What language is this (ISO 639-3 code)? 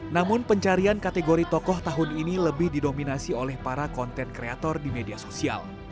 ind